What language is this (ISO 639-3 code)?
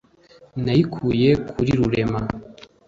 kin